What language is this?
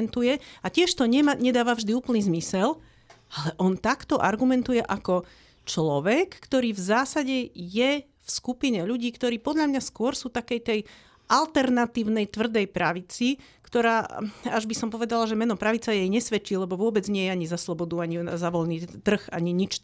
Slovak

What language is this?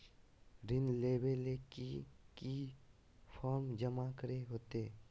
Magahi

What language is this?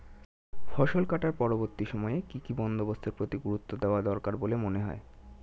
Bangla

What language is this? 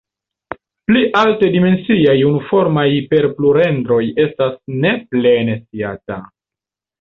Esperanto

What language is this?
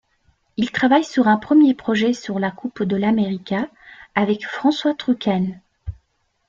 French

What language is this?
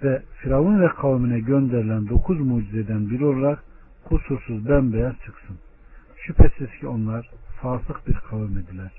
Turkish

